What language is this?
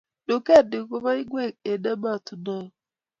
Kalenjin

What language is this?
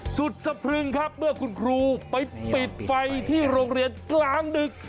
Thai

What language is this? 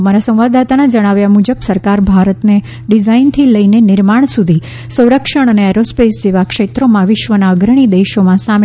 Gujarati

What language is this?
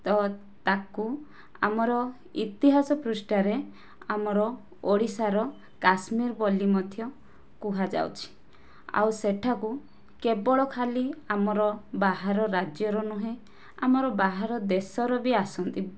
Odia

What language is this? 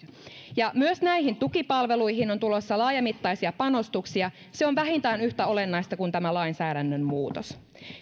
Finnish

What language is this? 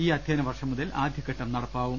Malayalam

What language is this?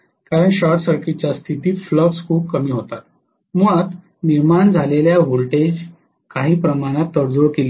Marathi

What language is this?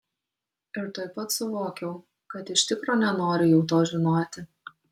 Lithuanian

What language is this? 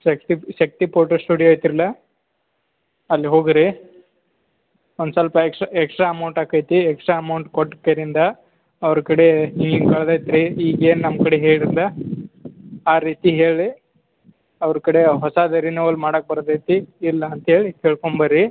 Kannada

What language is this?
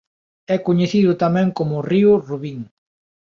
Galician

